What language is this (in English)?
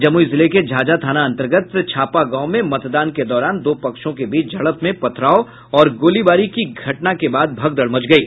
Hindi